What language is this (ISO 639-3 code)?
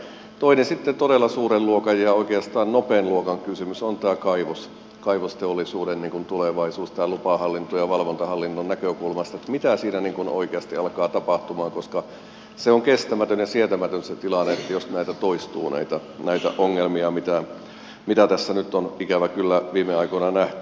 fin